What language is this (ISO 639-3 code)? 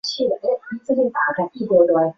zho